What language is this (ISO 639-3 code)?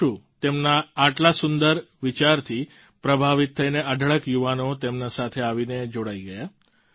guj